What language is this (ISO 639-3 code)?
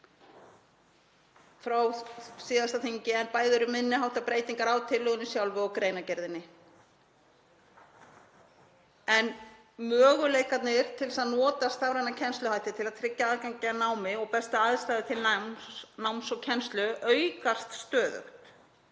isl